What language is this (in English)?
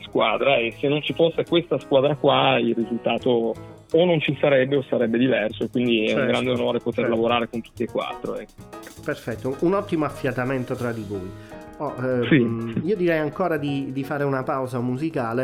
Italian